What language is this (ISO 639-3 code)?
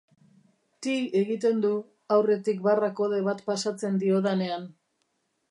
eus